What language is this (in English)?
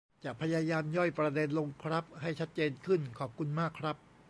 Thai